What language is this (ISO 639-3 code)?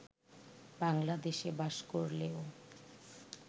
ben